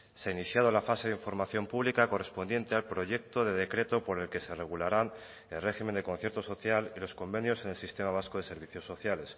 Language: Spanish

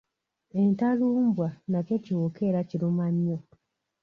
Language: Ganda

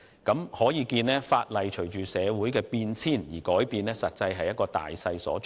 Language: Cantonese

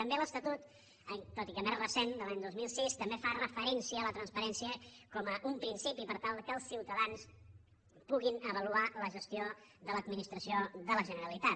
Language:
Catalan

